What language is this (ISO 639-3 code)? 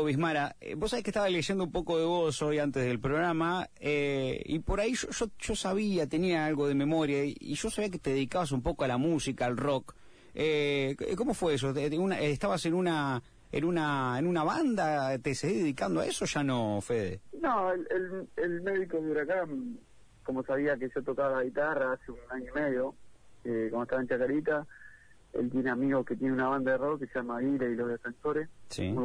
spa